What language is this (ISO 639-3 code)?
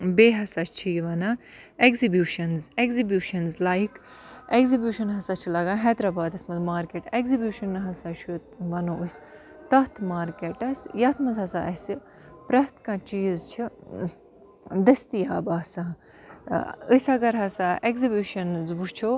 kas